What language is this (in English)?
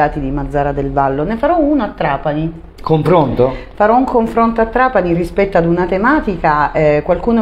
Italian